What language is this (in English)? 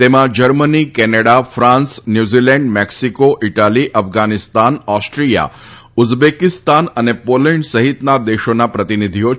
Gujarati